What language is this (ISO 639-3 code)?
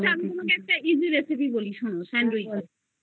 ben